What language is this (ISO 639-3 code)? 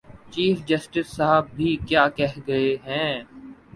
urd